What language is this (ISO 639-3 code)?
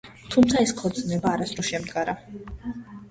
kat